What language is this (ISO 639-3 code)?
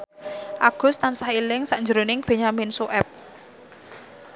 jav